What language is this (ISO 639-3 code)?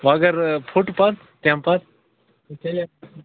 kas